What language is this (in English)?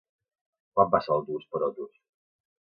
Catalan